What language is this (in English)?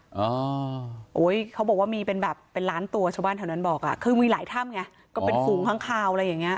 Thai